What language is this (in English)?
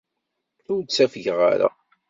Kabyle